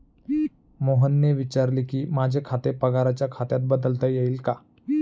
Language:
Marathi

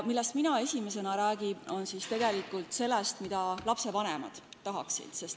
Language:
Estonian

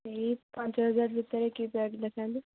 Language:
Odia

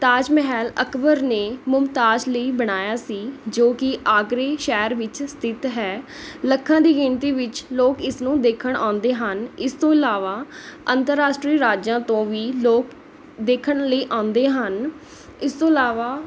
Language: Punjabi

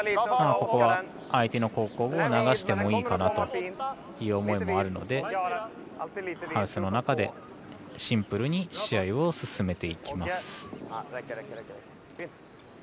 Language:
Japanese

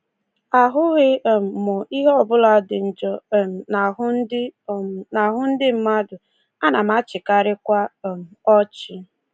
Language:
Igbo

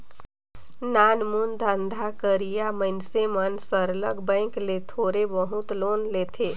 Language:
Chhattisgarhi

